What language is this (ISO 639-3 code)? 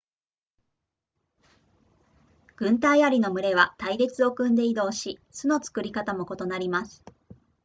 jpn